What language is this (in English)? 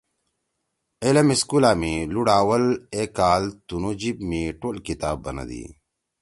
Torwali